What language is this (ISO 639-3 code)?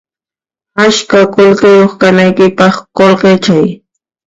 qxp